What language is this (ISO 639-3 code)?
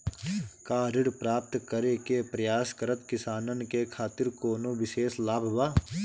bho